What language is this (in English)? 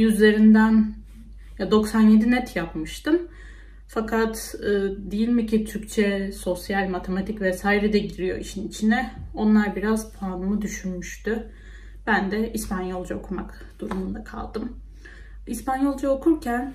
Turkish